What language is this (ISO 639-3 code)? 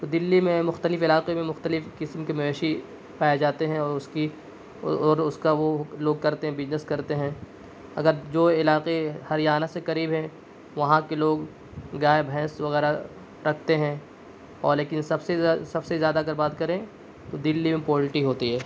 urd